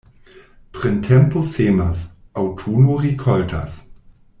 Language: Esperanto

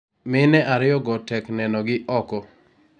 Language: Luo (Kenya and Tanzania)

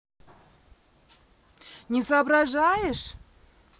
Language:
Russian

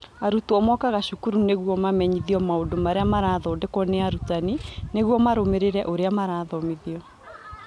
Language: Kikuyu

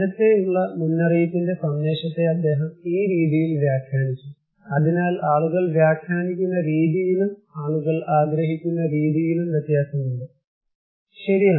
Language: Malayalam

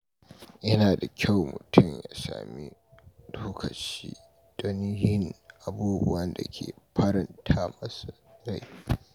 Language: Hausa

